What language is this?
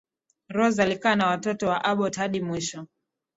Swahili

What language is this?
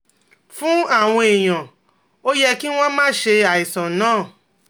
Yoruba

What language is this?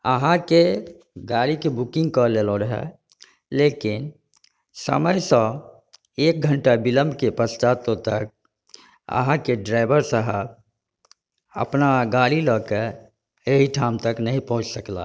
Maithili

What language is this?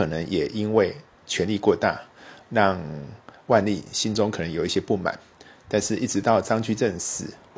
Chinese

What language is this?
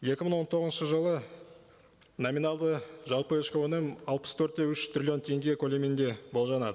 Kazakh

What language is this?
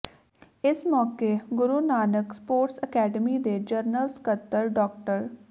Punjabi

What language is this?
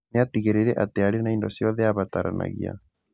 Kikuyu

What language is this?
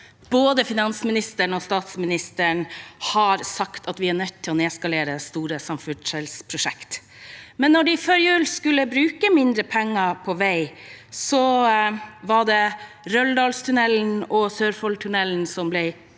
Norwegian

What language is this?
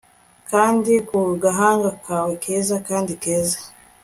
Kinyarwanda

